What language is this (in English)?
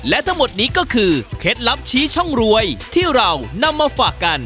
Thai